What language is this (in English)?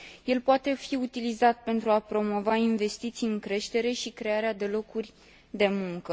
Romanian